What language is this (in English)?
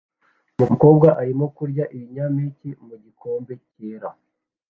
Kinyarwanda